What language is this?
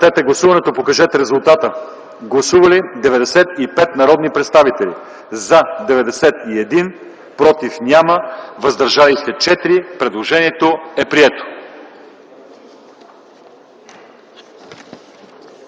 Bulgarian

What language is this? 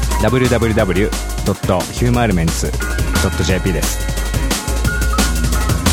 Japanese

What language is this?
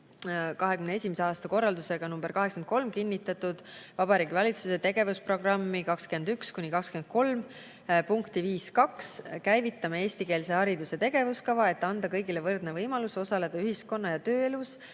Estonian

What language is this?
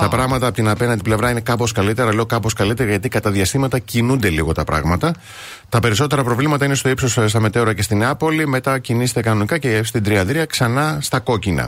Greek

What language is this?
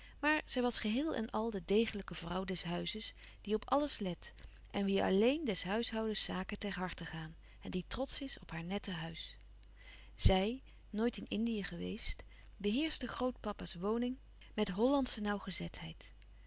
Dutch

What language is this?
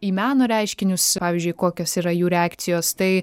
Lithuanian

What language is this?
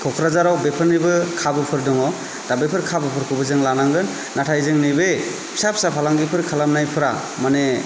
Bodo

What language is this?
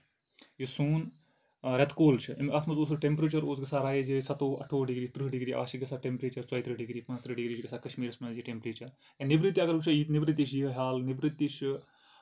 Kashmiri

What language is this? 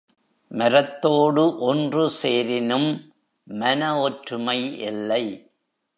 Tamil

